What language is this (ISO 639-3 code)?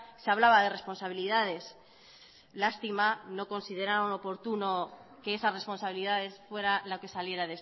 spa